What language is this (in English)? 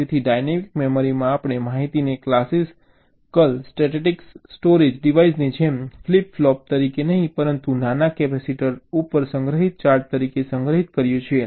Gujarati